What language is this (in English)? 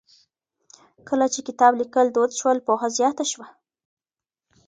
Pashto